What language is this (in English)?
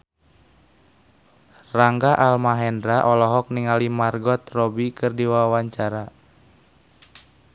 Sundanese